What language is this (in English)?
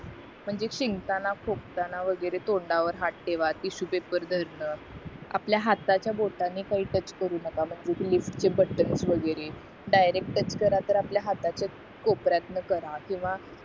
Marathi